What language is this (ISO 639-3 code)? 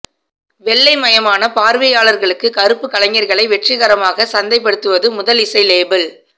tam